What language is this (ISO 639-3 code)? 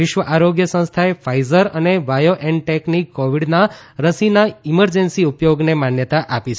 guj